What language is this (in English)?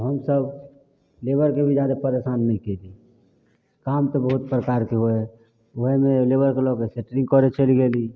Maithili